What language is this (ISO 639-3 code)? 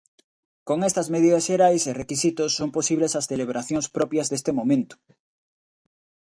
glg